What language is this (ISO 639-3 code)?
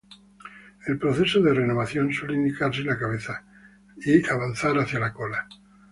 spa